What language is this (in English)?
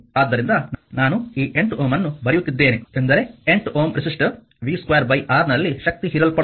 Kannada